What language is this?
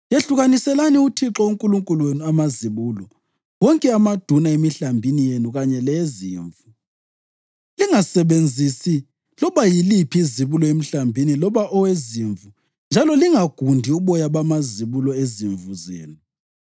North Ndebele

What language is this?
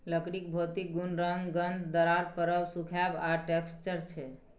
Maithili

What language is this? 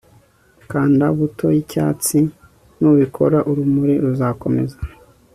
Kinyarwanda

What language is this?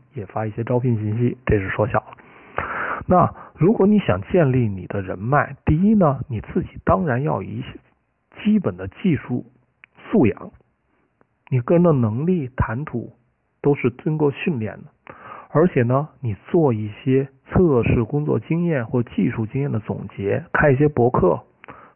Chinese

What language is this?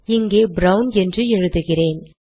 Tamil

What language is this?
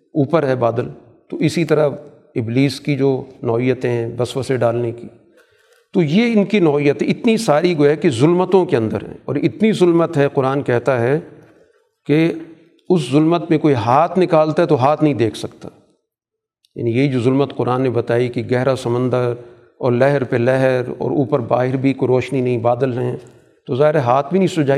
Urdu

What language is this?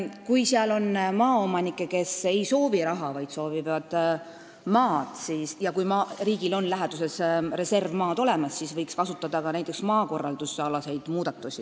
Estonian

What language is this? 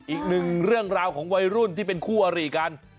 Thai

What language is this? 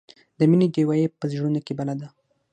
Pashto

